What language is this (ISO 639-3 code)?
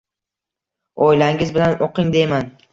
uzb